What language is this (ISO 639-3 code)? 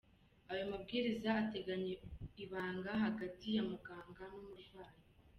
kin